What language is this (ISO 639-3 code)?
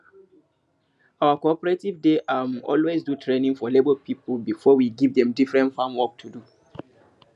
pcm